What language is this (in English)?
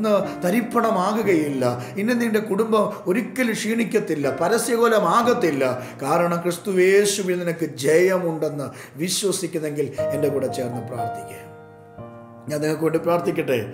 Malayalam